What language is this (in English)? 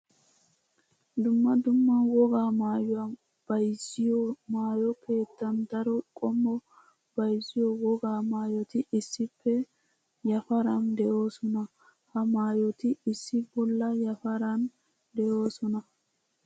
Wolaytta